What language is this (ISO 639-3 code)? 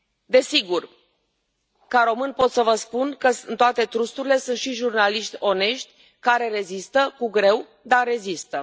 ron